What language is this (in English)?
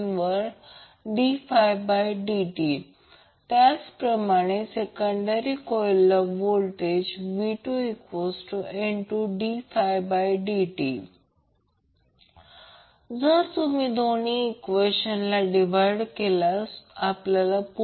Marathi